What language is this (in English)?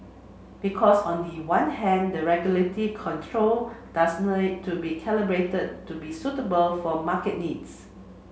English